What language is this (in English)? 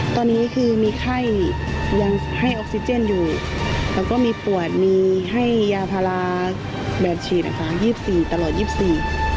Thai